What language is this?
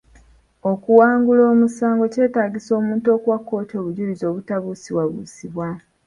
Ganda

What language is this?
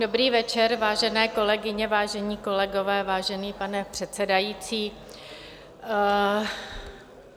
Czech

